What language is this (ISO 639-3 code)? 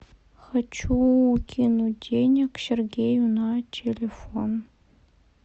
rus